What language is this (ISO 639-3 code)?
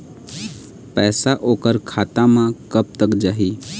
hne